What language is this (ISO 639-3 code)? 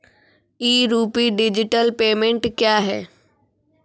mai